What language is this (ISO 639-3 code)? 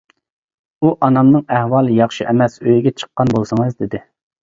uig